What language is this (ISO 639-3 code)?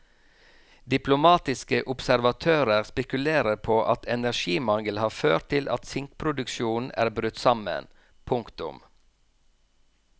nor